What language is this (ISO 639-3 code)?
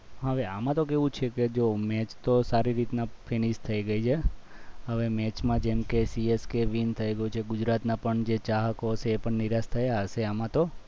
guj